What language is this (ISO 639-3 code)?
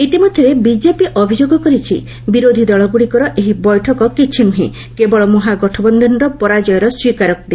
ori